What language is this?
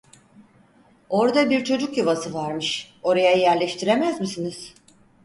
Turkish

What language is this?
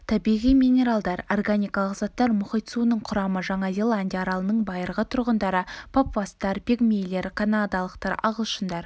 Kazakh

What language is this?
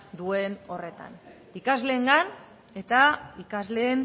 Basque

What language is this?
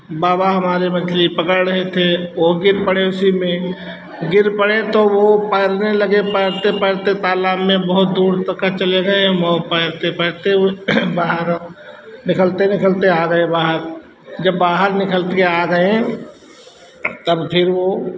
Hindi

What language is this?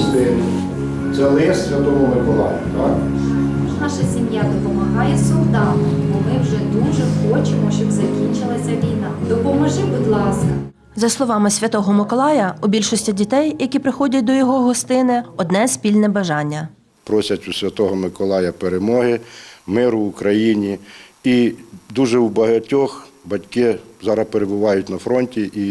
Ukrainian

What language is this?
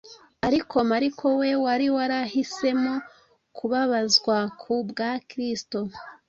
Kinyarwanda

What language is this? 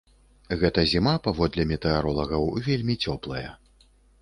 Belarusian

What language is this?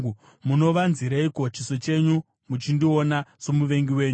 Shona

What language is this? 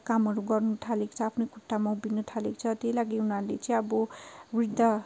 Nepali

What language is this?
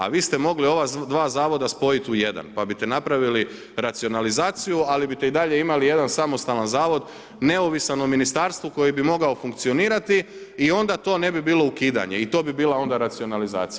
Croatian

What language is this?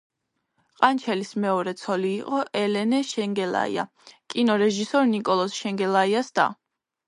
Georgian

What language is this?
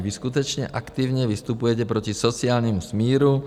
Czech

